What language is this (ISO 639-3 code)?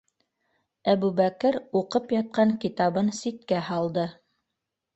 bak